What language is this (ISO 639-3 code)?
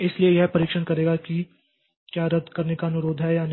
hin